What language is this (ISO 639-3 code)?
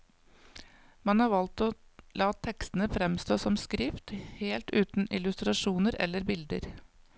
nor